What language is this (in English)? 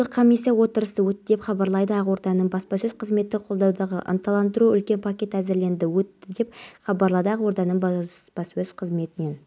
Kazakh